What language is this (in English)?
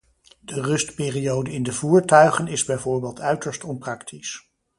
Dutch